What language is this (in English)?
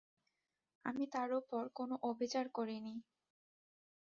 Bangla